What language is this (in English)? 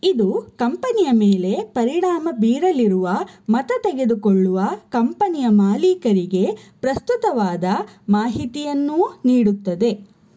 Kannada